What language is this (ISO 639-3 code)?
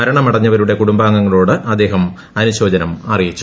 mal